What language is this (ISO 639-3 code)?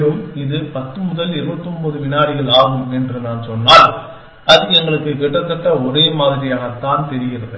tam